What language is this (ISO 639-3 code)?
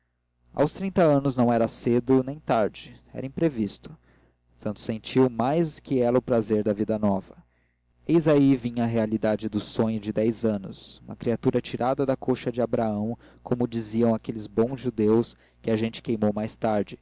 por